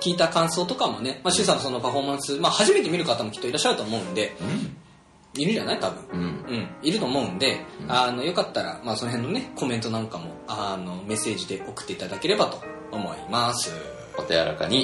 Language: Japanese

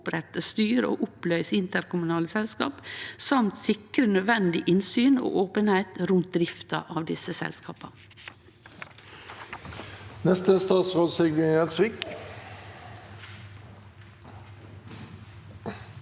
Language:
Norwegian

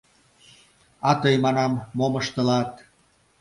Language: Mari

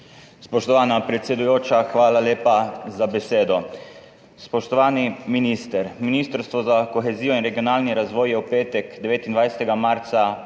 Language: Slovenian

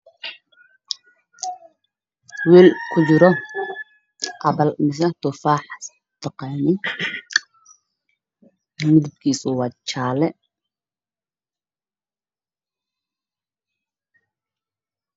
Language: Somali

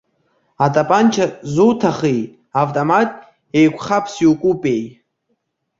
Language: Abkhazian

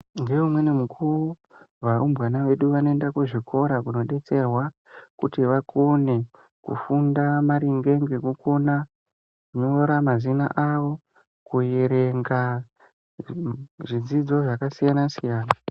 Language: Ndau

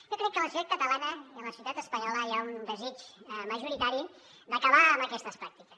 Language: Catalan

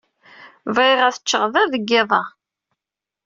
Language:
Kabyle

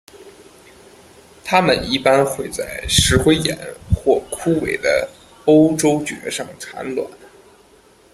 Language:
Chinese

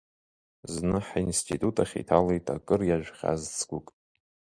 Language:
Abkhazian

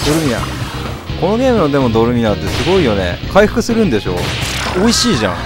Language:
Japanese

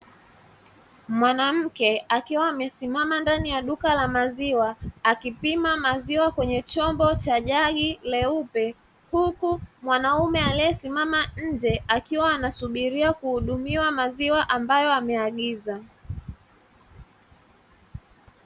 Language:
Swahili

